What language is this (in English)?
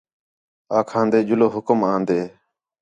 Khetrani